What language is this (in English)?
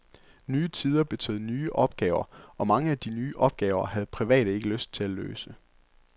Danish